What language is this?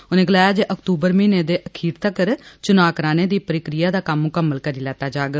Dogri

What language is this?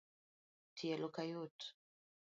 Luo (Kenya and Tanzania)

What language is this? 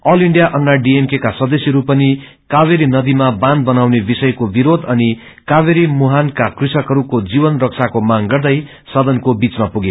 Nepali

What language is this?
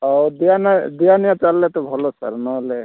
Odia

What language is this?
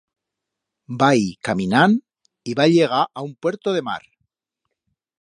Aragonese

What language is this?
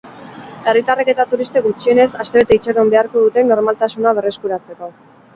Basque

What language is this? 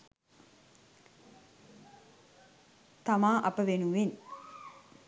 Sinhala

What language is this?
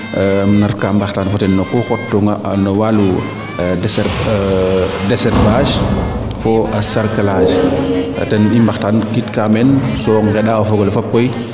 Serer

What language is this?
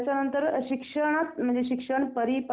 Marathi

